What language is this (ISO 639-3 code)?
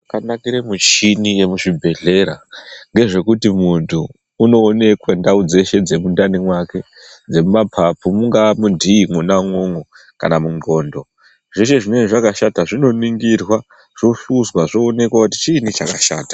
ndc